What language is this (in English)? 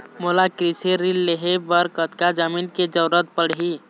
Chhattisgarhi